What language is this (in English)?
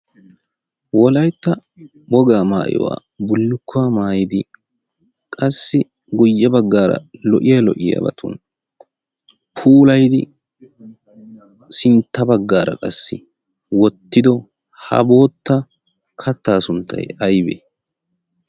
Wolaytta